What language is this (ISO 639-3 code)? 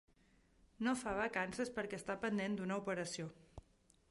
cat